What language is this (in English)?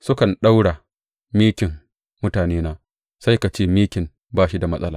Hausa